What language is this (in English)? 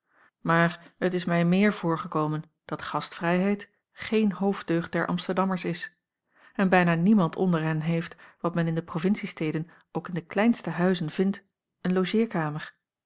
Dutch